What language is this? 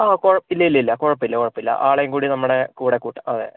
Malayalam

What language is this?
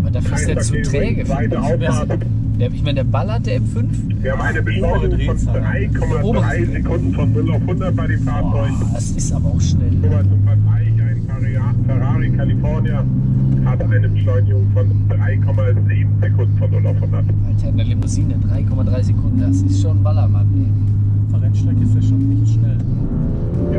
German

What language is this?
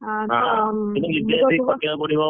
Odia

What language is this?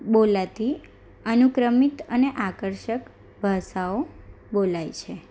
Gujarati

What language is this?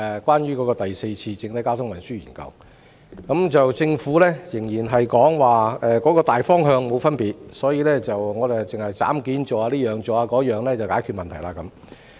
Cantonese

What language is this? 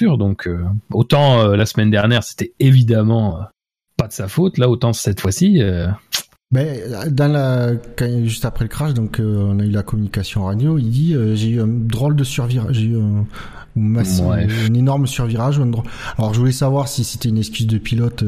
French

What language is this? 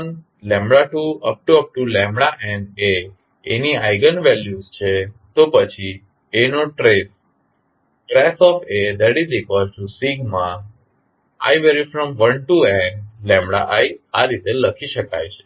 Gujarati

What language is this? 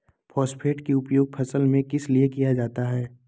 Magahi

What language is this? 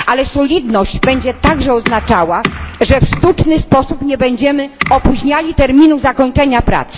Polish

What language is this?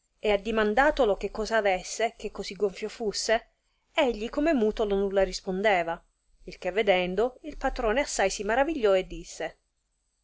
Italian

